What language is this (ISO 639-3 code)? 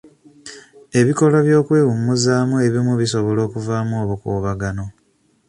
lug